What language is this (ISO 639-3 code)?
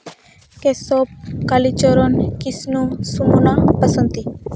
sat